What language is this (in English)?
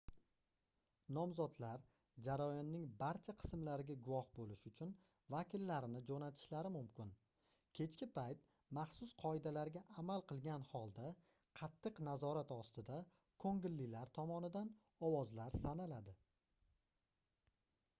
Uzbek